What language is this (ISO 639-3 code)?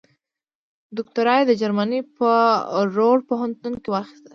pus